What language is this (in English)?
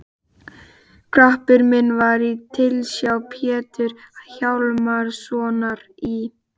Icelandic